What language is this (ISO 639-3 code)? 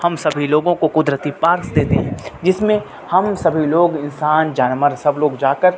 urd